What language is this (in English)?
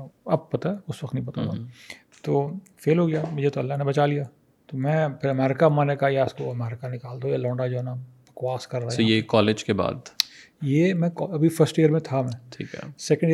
Urdu